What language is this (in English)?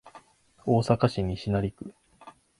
Japanese